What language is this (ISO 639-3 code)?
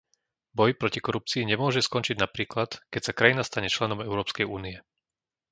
slk